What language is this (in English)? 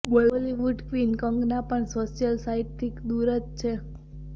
Gujarati